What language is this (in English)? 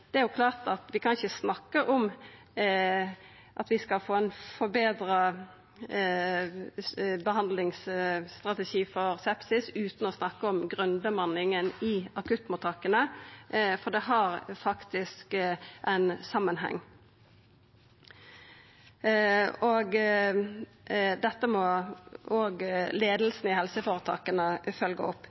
Norwegian Nynorsk